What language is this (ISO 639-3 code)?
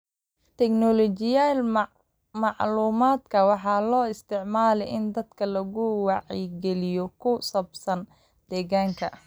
som